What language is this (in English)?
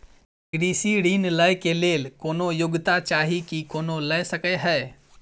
Maithili